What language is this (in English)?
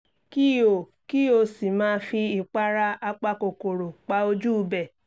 Yoruba